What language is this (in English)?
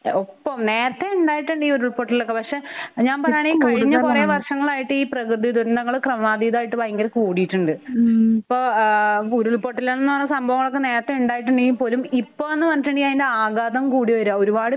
Malayalam